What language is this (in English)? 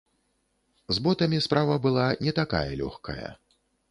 Belarusian